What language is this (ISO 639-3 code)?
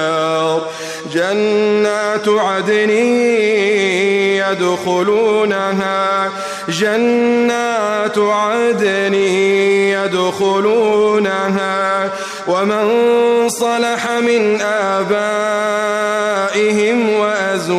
ara